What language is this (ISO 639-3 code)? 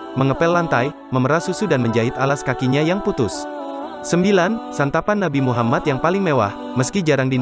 ind